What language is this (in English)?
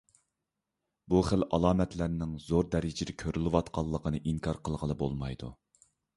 Uyghur